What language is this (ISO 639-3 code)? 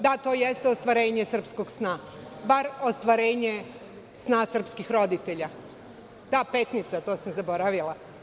srp